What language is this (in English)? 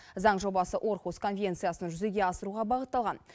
Kazakh